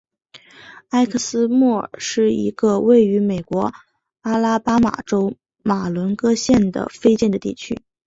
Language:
Chinese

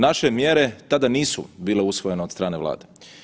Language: Croatian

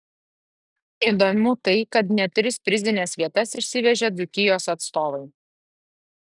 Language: Lithuanian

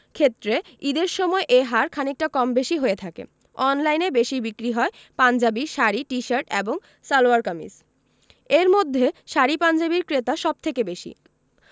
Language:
Bangla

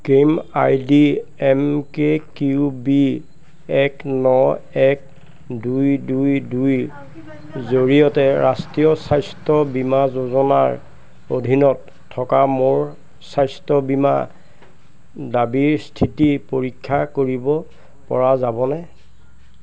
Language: Assamese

